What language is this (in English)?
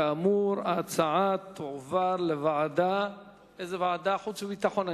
Hebrew